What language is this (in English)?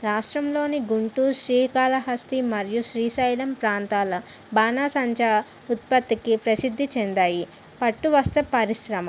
Telugu